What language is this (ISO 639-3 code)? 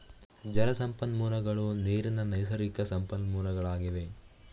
kan